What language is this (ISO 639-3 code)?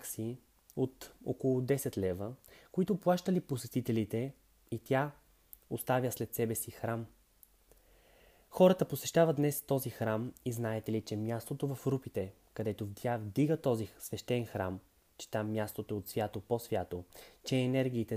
bul